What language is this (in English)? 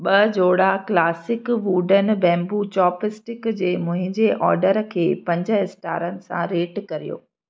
Sindhi